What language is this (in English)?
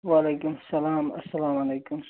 Kashmiri